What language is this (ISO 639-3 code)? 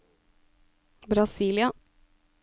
nor